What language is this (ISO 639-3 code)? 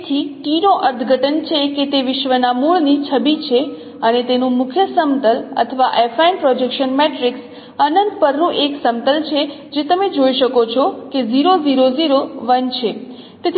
guj